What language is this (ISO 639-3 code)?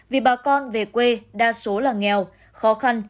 vie